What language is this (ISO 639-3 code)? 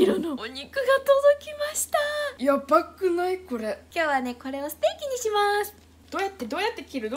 jpn